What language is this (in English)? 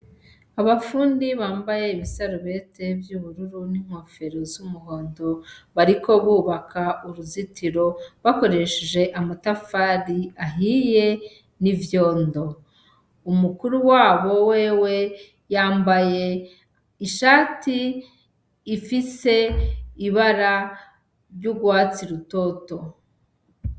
Rundi